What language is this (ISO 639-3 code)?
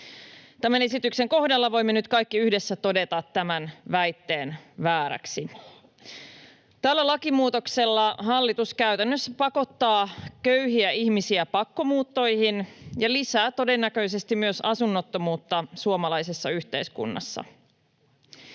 fin